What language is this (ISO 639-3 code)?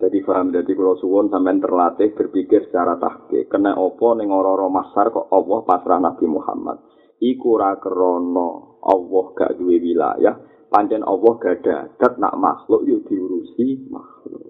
ind